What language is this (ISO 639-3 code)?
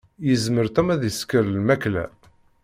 kab